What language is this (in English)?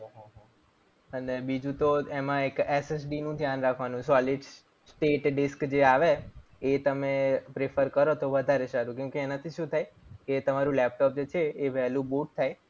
Gujarati